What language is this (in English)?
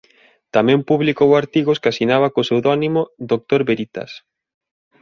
Galician